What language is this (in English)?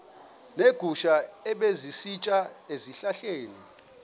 Xhosa